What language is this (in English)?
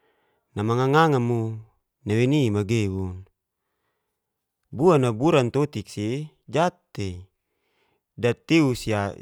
Geser-Gorom